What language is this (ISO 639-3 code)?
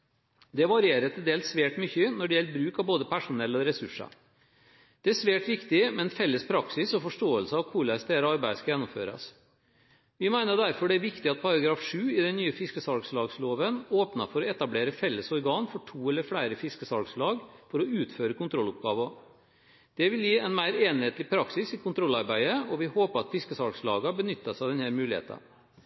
nob